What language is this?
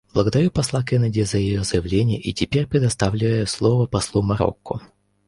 Russian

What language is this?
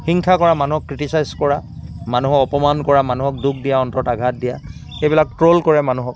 Assamese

